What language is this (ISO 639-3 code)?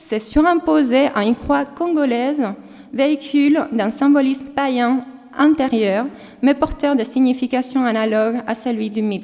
fra